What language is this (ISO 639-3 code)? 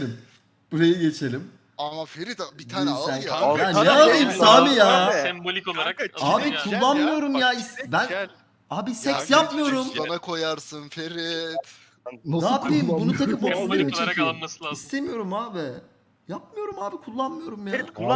tur